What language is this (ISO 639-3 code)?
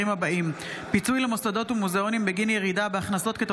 heb